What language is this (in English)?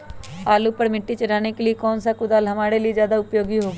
Magahi